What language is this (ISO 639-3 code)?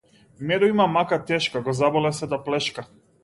mkd